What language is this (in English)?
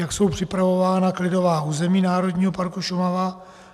Czech